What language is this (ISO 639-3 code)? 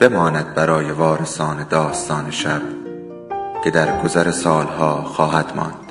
fas